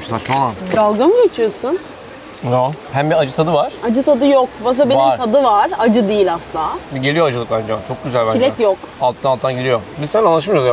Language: Turkish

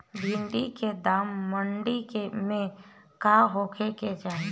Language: Bhojpuri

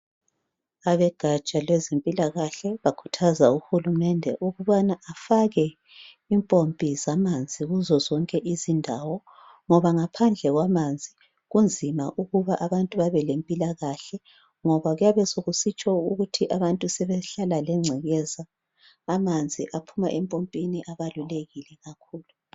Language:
North Ndebele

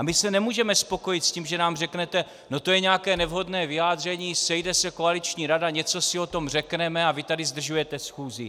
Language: Czech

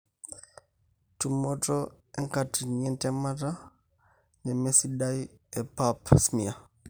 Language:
Masai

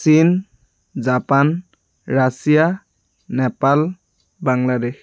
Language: Assamese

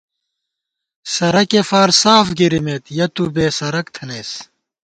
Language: Gawar-Bati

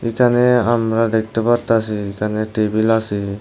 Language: Bangla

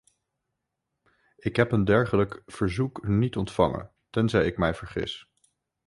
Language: Dutch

